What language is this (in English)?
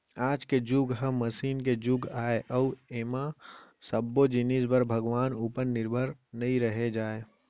Chhattisgarhi